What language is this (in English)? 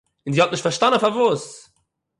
Yiddish